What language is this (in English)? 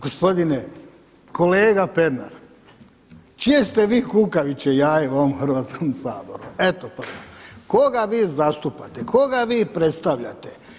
Croatian